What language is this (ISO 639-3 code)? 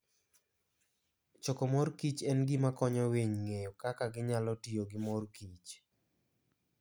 luo